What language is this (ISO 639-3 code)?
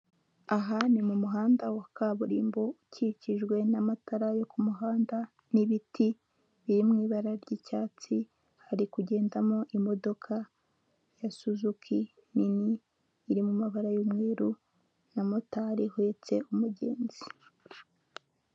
kin